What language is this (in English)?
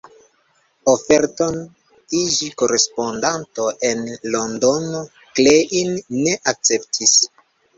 Esperanto